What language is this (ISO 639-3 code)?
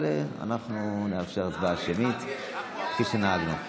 heb